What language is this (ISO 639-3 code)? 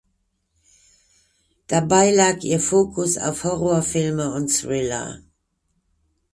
deu